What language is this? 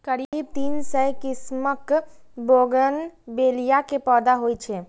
Maithili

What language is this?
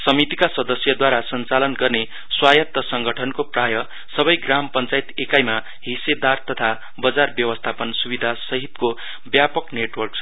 Nepali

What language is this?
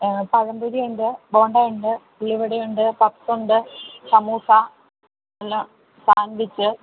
Malayalam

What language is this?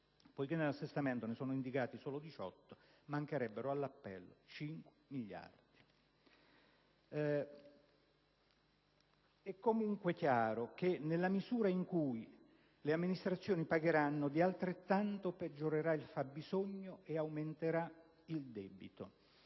Italian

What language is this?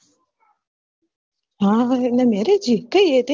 Gujarati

